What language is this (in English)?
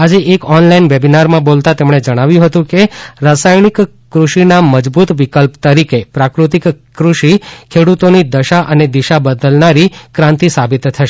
Gujarati